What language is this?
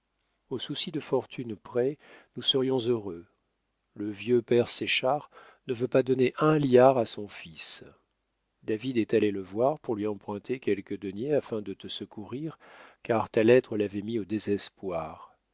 French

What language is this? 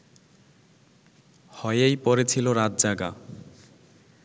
Bangla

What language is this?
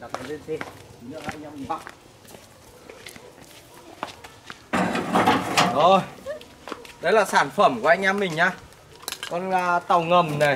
Vietnamese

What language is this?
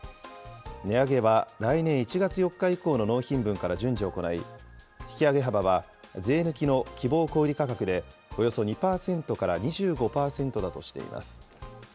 Japanese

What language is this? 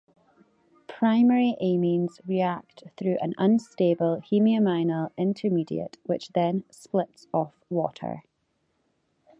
English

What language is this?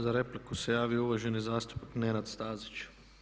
Croatian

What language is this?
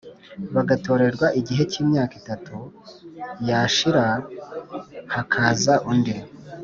Kinyarwanda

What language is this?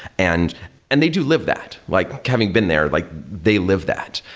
English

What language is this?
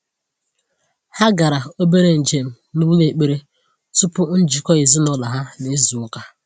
Igbo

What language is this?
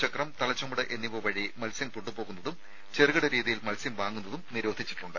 Malayalam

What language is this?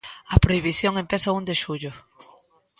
Galician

